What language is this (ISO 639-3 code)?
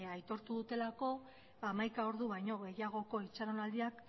eus